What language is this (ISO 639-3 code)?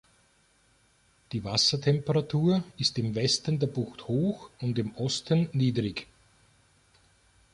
deu